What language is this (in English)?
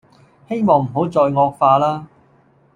Cantonese